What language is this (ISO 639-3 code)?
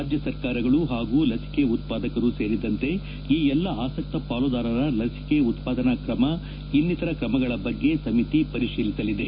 kan